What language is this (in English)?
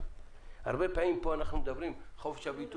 Hebrew